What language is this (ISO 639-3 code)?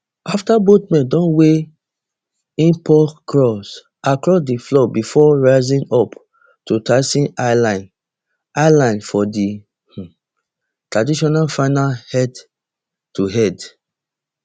pcm